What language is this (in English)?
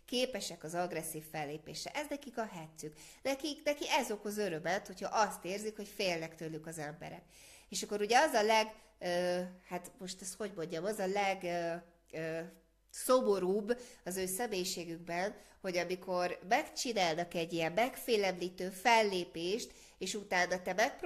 Hungarian